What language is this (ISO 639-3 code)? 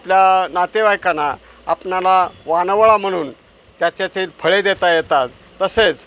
mar